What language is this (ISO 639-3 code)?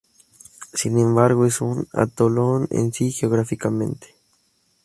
spa